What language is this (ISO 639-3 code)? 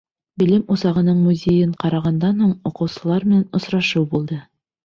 bak